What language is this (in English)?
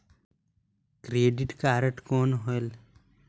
Chhattisgarhi